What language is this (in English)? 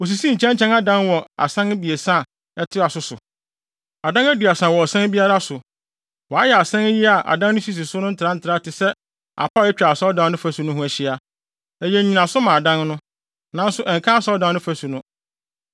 Akan